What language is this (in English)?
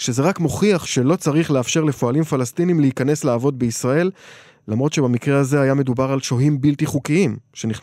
Hebrew